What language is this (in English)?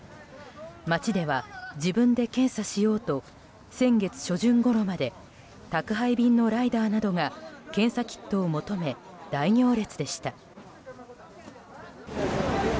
Japanese